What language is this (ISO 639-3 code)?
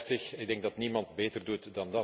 nld